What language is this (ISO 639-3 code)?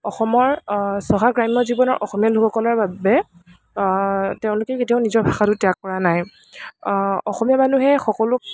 asm